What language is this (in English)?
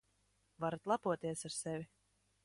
Latvian